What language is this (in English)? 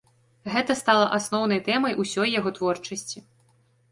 Belarusian